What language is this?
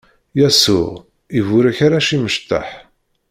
Kabyle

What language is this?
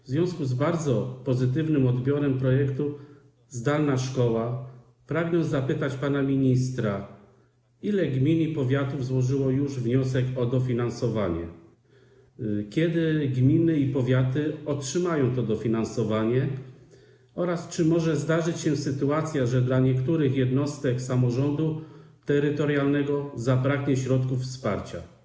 Polish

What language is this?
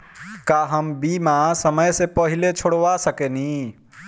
Bhojpuri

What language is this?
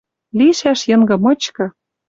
Western Mari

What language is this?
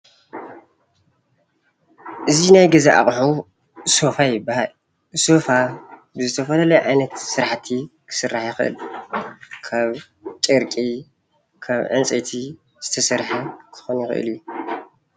Tigrinya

